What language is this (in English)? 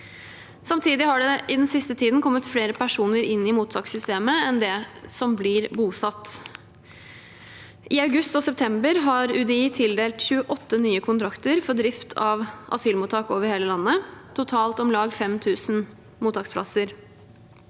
Norwegian